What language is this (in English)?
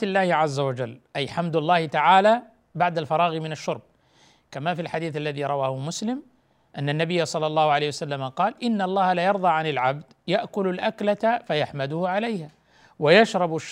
Arabic